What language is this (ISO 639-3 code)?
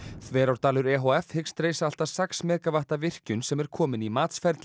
isl